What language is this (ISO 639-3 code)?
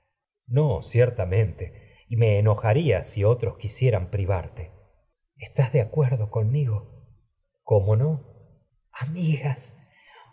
spa